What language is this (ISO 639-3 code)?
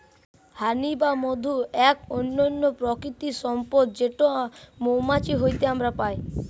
ben